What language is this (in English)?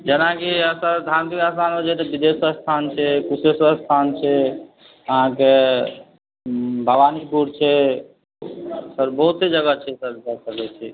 Maithili